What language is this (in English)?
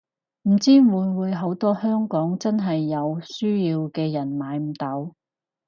Cantonese